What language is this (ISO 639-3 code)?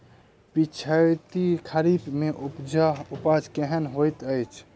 mai